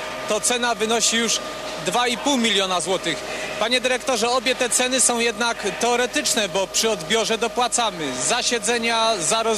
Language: Polish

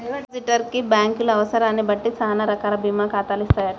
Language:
Telugu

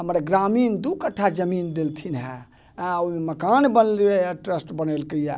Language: Maithili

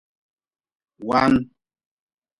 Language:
Nawdm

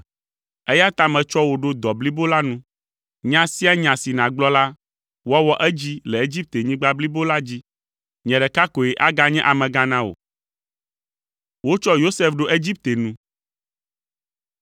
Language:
Ewe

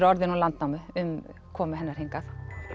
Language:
Icelandic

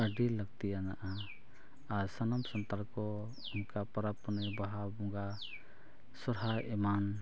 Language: Santali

